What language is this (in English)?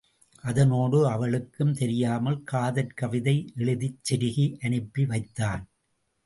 Tamil